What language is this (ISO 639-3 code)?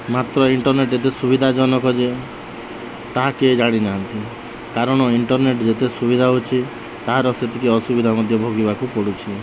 ori